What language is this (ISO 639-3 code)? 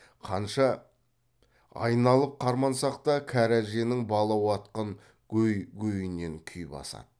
kaz